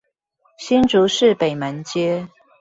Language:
Chinese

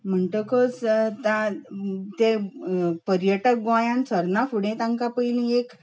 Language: Konkani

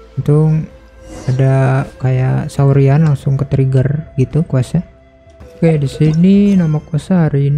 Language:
Indonesian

